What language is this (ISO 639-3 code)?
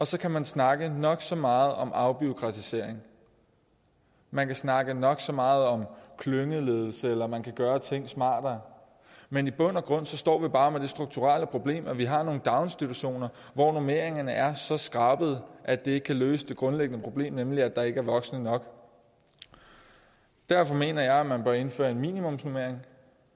dan